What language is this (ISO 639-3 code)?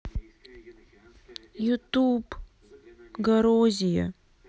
rus